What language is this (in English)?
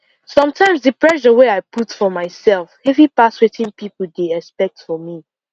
Nigerian Pidgin